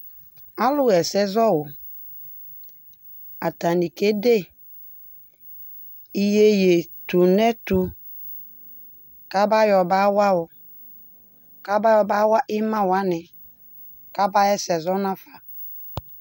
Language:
Ikposo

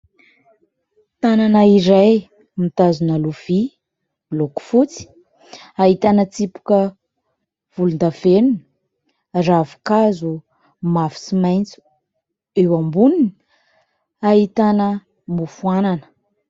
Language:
Malagasy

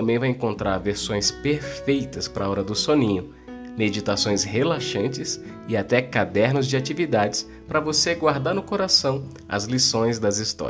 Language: Portuguese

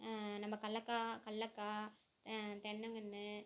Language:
Tamil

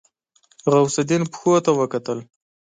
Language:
Pashto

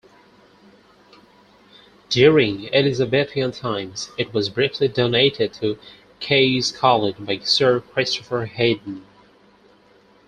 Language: English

